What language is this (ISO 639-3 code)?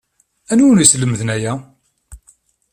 kab